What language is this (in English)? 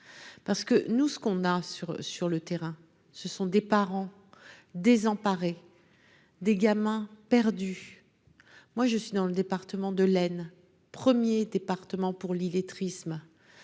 French